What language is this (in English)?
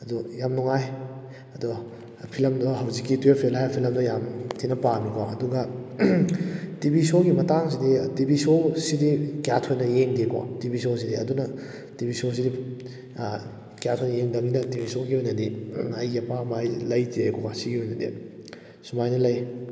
Manipuri